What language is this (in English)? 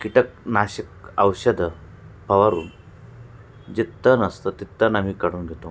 Marathi